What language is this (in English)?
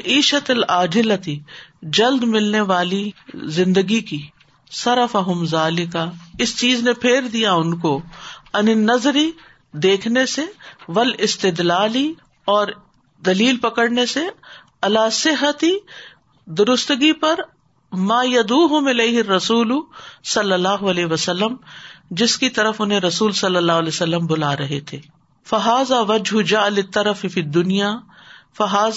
Urdu